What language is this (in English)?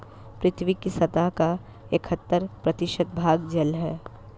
Hindi